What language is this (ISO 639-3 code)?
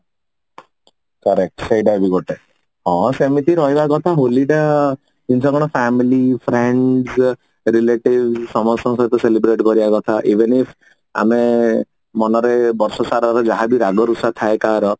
ori